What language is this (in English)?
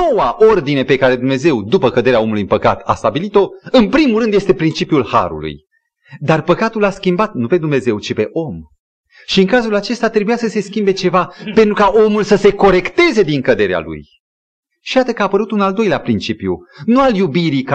Romanian